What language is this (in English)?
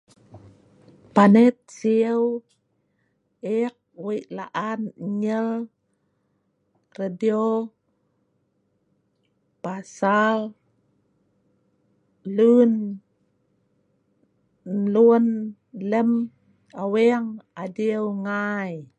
Sa'ban